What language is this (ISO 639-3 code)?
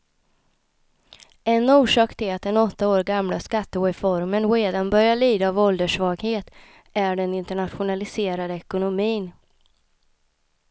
swe